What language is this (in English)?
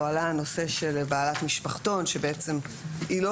Hebrew